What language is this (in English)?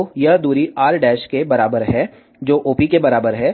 Hindi